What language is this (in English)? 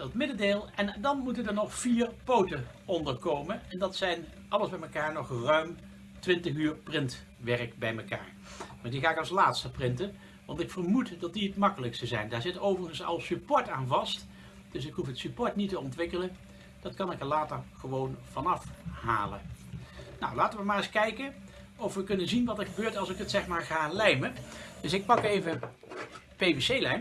Dutch